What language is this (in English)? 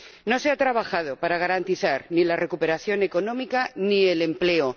Spanish